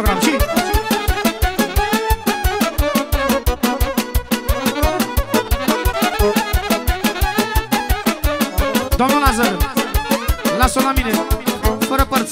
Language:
Romanian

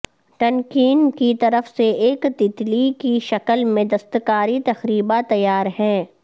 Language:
Urdu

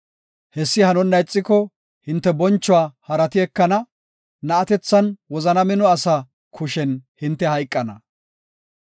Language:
Gofa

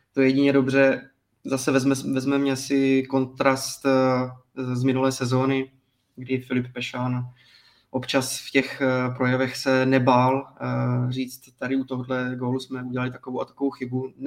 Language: Czech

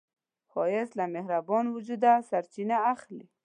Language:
Pashto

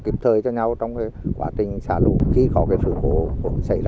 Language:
Vietnamese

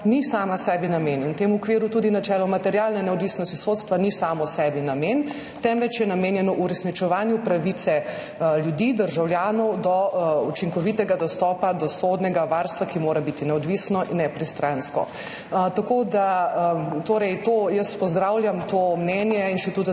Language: Slovenian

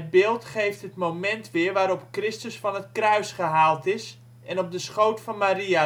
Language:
Dutch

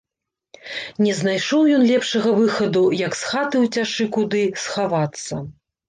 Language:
Belarusian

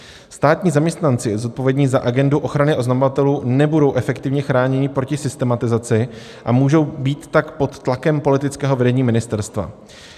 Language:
Czech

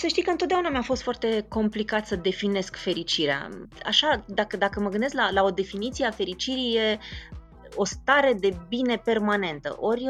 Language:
Romanian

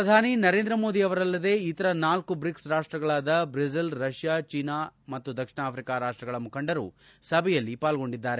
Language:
Kannada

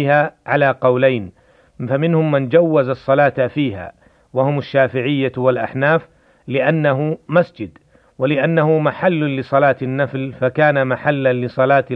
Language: Arabic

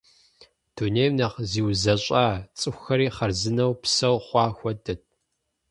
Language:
Kabardian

